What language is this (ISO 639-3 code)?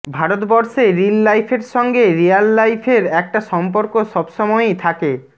ben